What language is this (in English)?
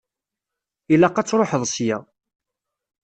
Kabyle